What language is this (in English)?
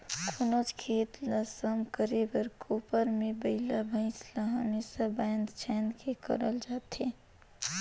Chhattisgarhi